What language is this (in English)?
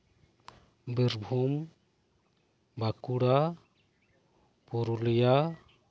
Santali